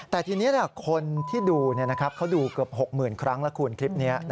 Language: Thai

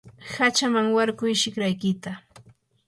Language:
Yanahuanca Pasco Quechua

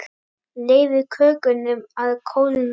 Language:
Icelandic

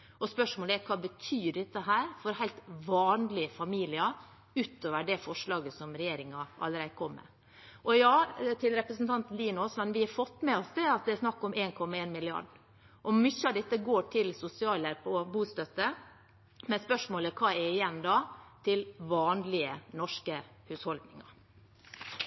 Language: Norwegian Bokmål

